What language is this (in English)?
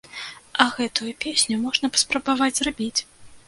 Belarusian